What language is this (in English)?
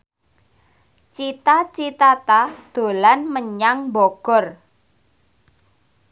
Javanese